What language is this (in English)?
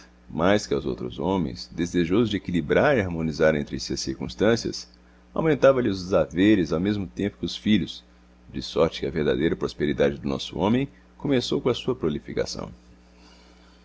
Portuguese